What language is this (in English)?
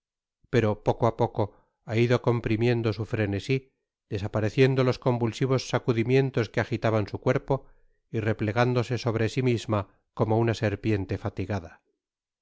Spanish